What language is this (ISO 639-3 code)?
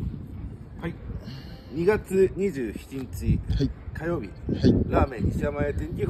jpn